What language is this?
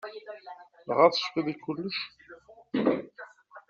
Kabyle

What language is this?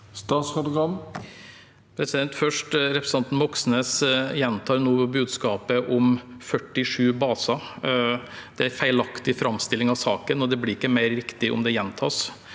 Norwegian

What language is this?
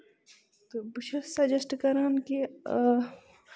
Kashmiri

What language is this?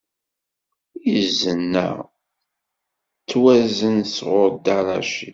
Kabyle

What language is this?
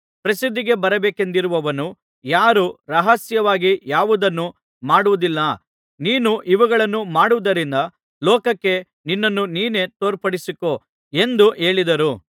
Kannada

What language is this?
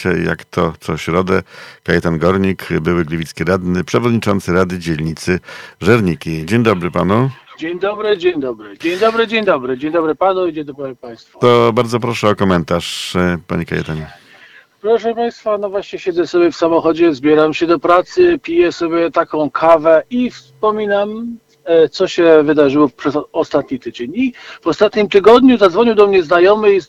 Polish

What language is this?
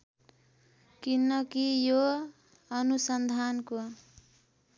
Nepali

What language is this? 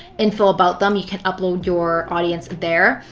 English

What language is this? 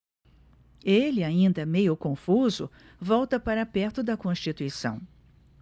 Portuguese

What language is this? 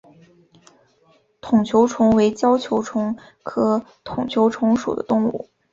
Chinese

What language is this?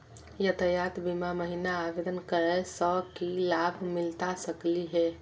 Magahi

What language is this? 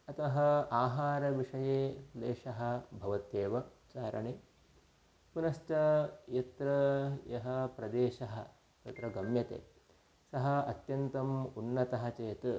Sanskrit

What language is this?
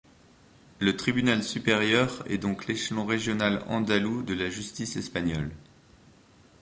French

